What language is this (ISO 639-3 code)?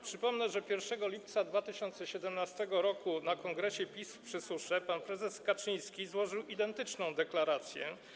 pol